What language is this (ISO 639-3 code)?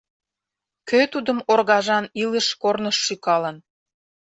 chm